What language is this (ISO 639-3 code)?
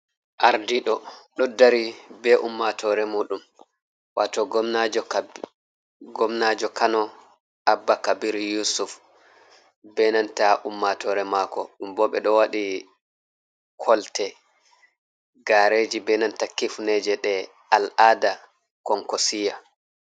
ful